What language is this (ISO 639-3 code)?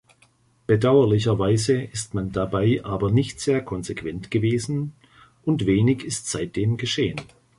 deu